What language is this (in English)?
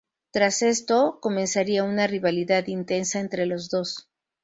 Spanish